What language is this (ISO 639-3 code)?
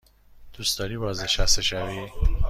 fas